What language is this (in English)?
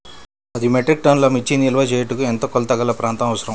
Telugu